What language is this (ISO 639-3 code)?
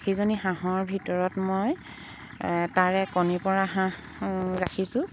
asm